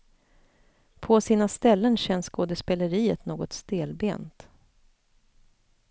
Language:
Swedish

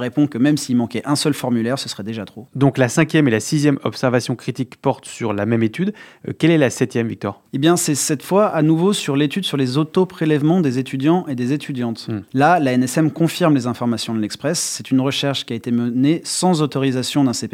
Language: French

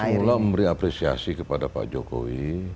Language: Indonesian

